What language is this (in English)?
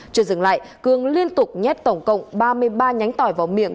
Vietnamese